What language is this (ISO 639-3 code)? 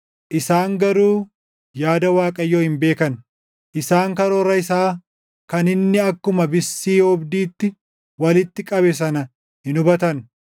orm